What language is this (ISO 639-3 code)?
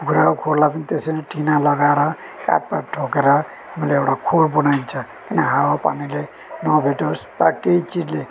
nep